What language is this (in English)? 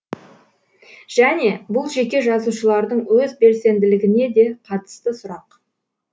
Kazakh